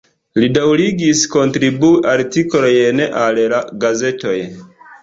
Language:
Esperanto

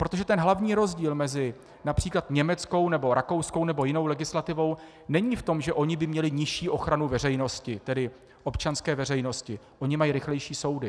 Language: Czech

